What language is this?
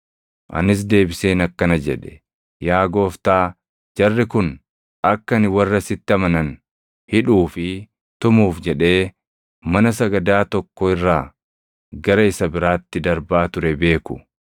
Oromo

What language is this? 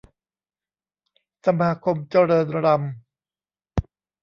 Thai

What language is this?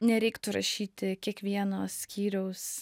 Lithuanian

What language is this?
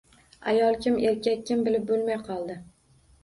Uzbek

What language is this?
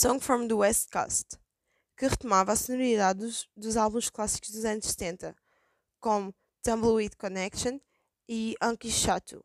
Portuguese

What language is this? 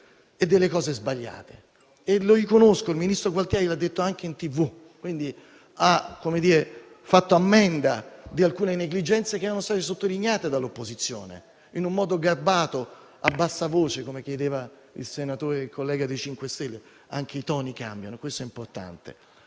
Italian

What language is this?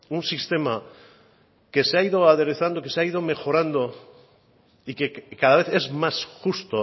Spanish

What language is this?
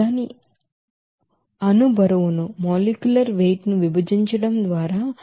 Telugu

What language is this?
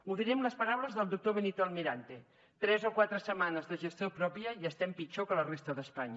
Catalan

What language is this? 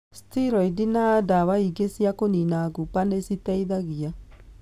Kikuyu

